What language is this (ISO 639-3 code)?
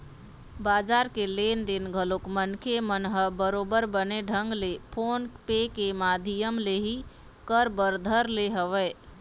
hne